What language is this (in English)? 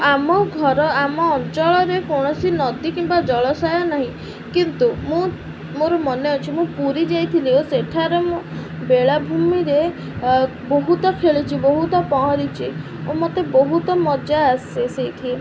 Odia